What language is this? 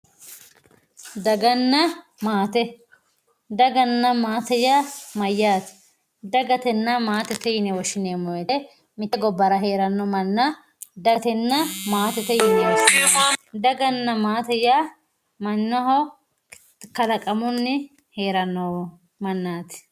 Sidamo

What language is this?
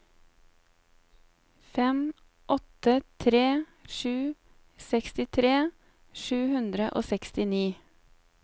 Norwegian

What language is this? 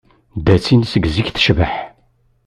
Kabyle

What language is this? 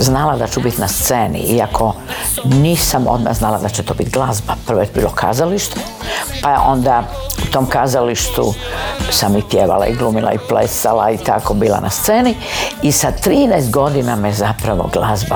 Croatian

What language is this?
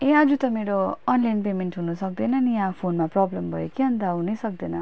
Nepali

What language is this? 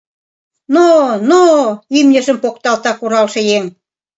Mari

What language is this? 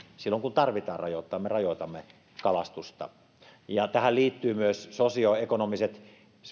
Finnish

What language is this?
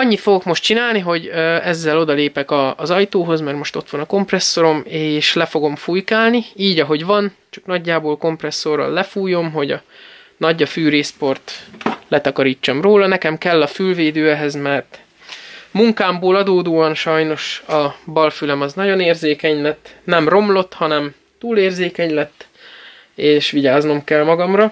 Hungarian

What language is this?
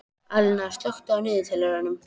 Icelandic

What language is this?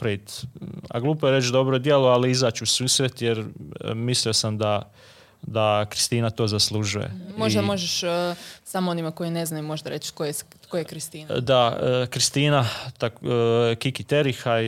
Croatian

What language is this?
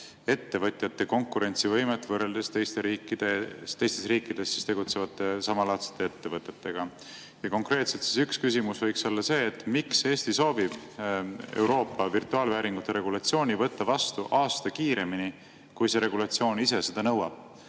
Estonian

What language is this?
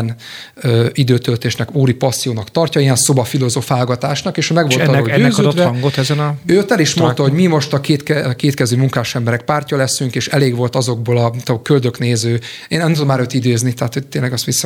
Hungarian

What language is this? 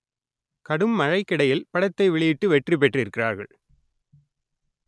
Tamil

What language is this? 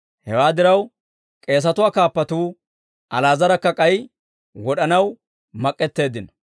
Dawro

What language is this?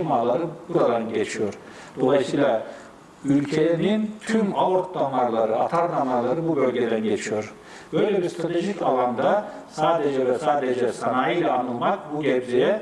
Turkish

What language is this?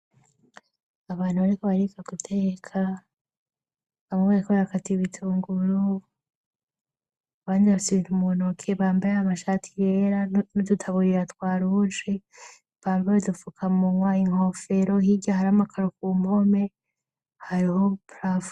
Rundi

